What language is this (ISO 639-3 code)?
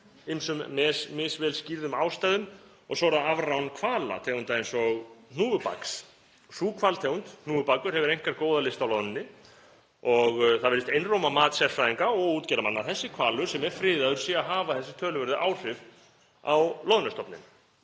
isl